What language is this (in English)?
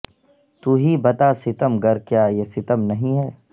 Urdu